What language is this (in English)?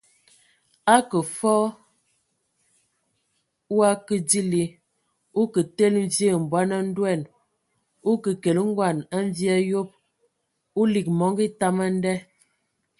Ewondo